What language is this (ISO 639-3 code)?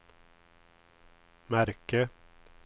swe